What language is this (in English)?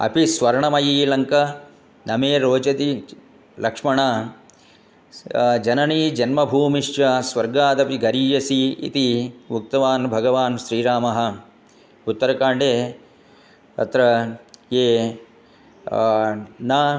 Sanskrit